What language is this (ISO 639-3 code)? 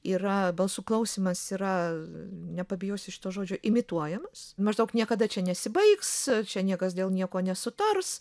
lit